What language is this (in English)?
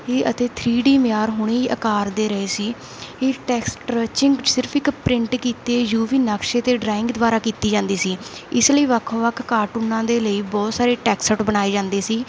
Punjabi